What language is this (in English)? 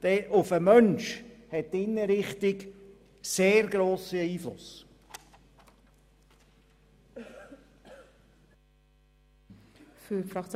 Swiss German